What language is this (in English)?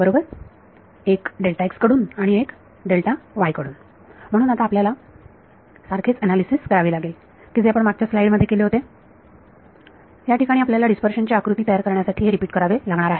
Marathi